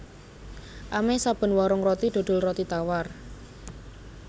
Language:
Javanese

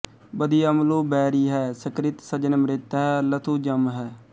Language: Punjabi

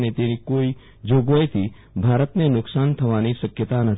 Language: Gujarati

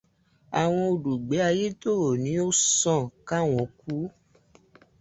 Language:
Yoruba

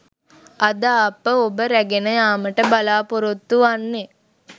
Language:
Sinhala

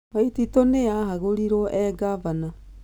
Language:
Kikuyu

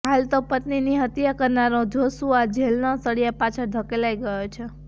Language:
Gujarati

